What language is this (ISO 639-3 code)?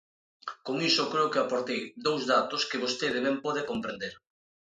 glg